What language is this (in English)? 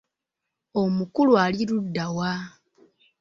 Ganda